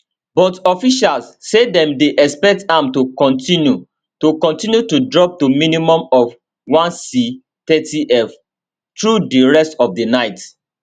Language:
Nigerian Pidgin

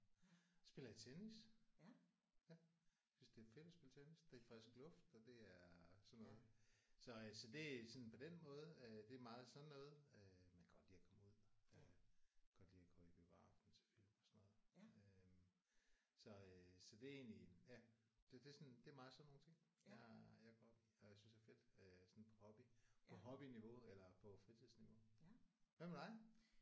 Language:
Danish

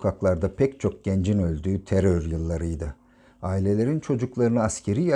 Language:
Turkish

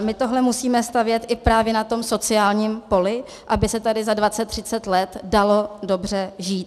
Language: Czech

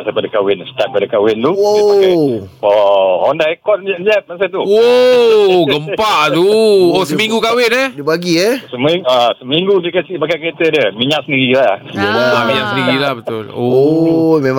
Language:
Malay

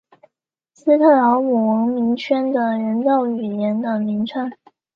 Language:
Chinese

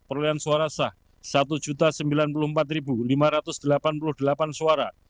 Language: Indonesian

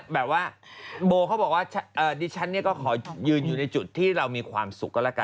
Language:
Thai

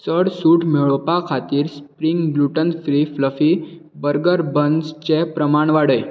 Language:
Konkani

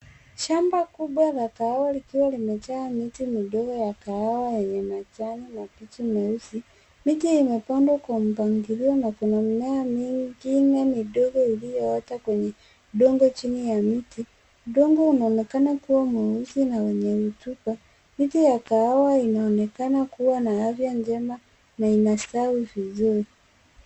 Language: Swahili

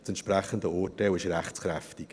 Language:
Swiss German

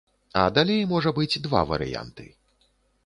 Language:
Belarusian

